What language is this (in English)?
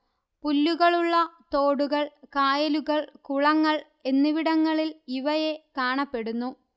Malayalam